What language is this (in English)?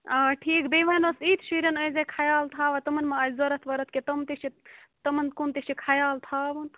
Kashmiri